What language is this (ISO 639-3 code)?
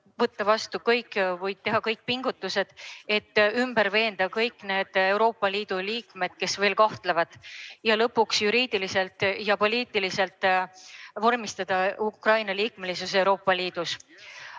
est